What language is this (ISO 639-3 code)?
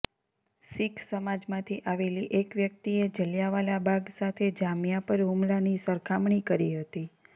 guj